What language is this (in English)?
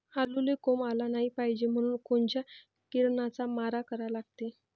Marathi